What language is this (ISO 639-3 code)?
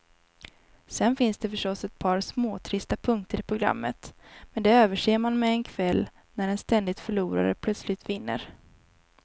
swe